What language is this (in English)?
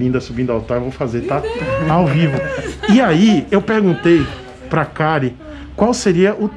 Portuguese